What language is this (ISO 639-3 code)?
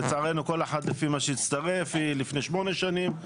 heb